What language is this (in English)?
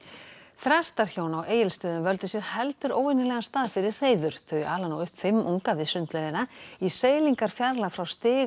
Icelandic